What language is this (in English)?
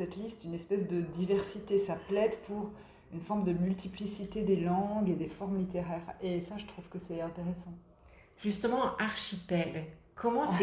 French